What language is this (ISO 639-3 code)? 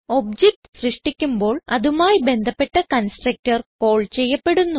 mal